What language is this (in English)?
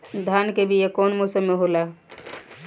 Bhojpuri